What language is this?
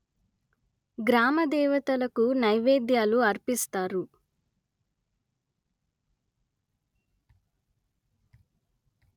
Telugu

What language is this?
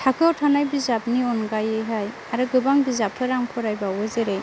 Bodo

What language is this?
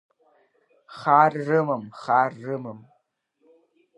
Abkhazian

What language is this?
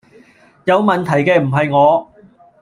Cantonese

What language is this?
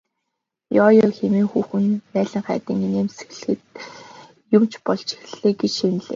Mongolian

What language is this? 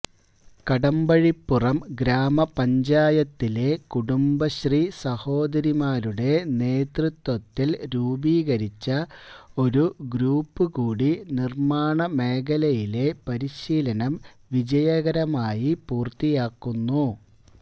Malayalam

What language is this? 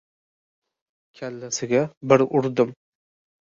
Uzbek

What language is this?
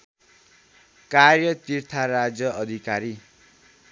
Nepali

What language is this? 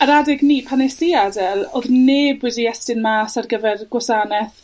Welsh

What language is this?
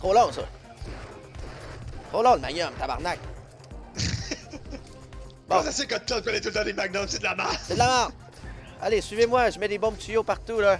French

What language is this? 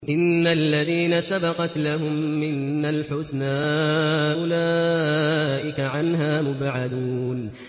Arabic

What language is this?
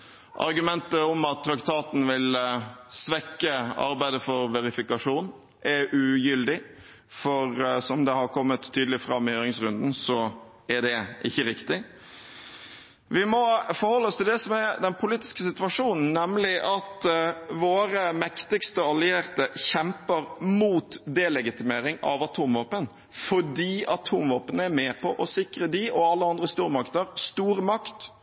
Norwegian Bokmål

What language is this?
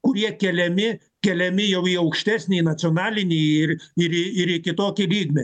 Lithuanian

